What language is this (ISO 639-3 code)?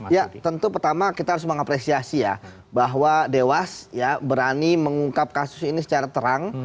ind